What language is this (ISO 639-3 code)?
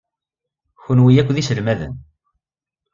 kab